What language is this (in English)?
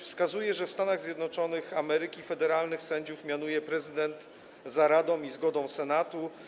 Polish